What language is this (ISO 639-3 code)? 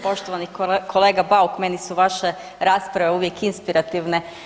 hrv